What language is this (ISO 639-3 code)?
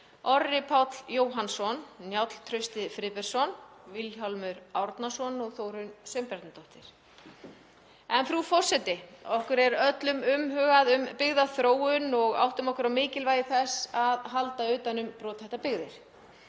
isl